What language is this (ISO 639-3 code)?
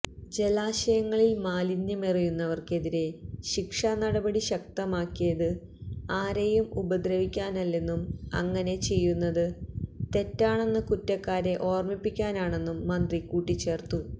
mal